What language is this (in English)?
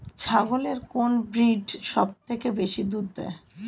Bangla